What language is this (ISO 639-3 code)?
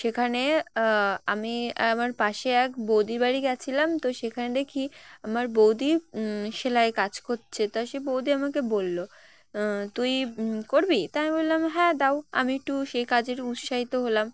ben